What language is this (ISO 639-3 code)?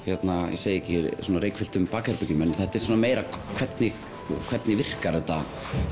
isl